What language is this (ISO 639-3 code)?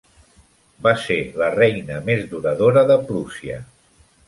cat